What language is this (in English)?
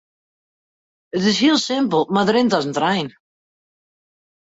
Western Frisian